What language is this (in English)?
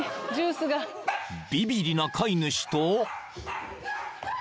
Japanese